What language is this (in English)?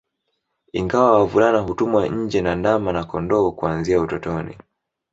Swahili